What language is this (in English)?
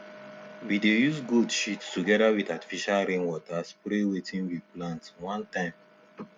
Nigerian Pidgin